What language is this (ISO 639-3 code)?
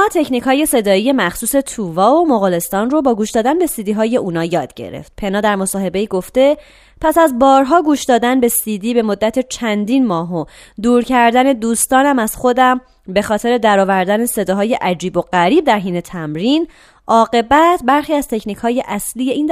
fas